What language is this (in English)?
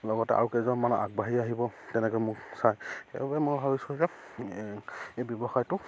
Assamese